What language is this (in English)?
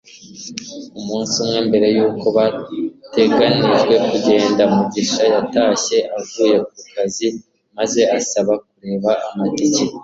Kinyarwanda